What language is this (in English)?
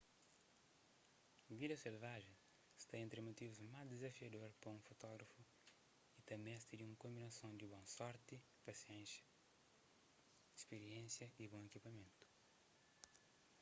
Kabuverdianu